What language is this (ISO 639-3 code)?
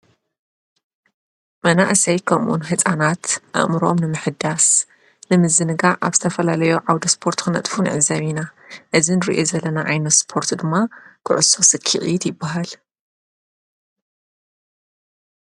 tir